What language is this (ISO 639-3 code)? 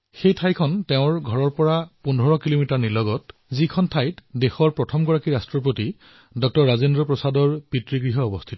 asm